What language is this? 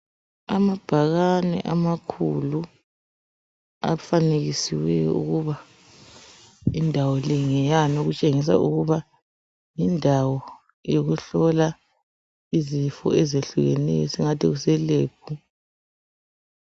North Ndebele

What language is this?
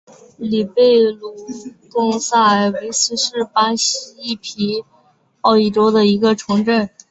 Chinese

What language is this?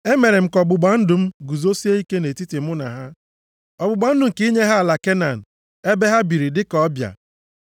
Igbo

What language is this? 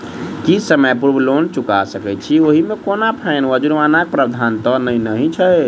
Maithili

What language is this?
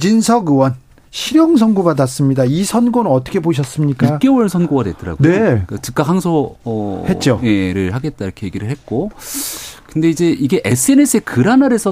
Korean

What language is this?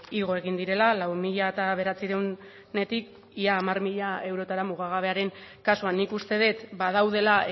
Basque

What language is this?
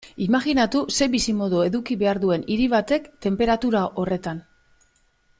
Basque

